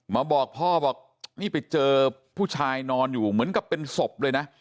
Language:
Thai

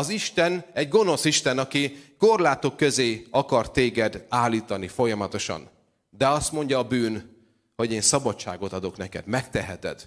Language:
Hungarian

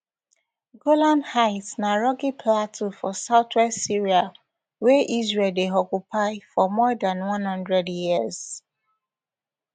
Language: Nigerian Pidgin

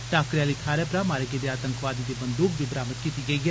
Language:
Dogri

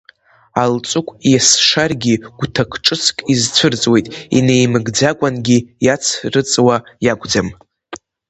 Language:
Abkhazian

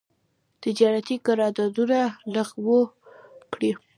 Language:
Pashto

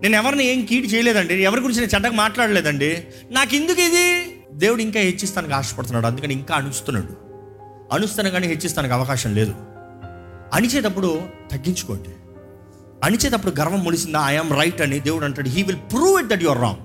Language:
Telugu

